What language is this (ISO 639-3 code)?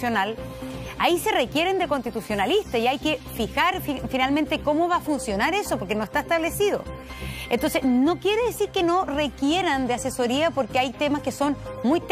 spa